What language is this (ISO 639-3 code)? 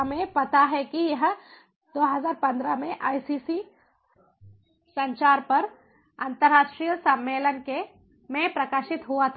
hin